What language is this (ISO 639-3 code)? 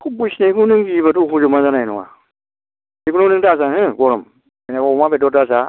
brx